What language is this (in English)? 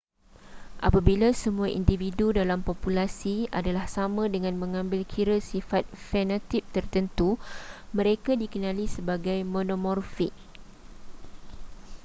Malay